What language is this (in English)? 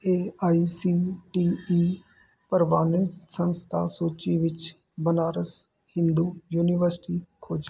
Punjabi